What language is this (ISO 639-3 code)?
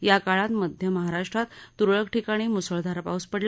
mar